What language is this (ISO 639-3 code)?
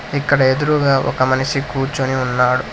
tel